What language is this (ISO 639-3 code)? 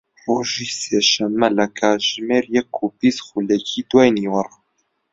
ckb